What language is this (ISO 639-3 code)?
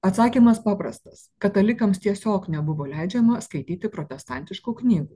lit